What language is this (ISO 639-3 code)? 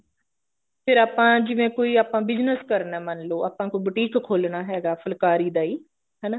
pan